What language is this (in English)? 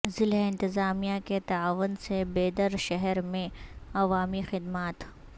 Urdu